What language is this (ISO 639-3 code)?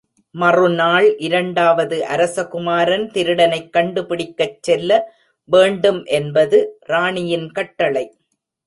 tam